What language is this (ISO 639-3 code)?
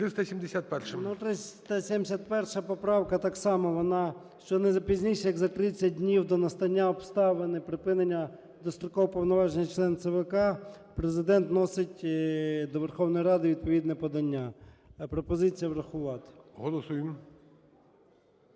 ukr